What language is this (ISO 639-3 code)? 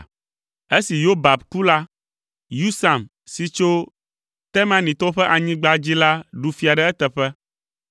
ewe